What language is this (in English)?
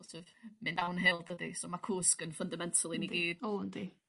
Welsh